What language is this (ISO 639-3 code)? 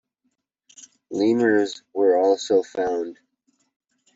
eng